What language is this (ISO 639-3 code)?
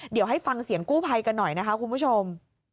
tha